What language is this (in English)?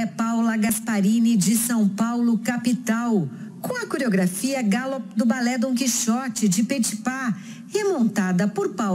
Portuguese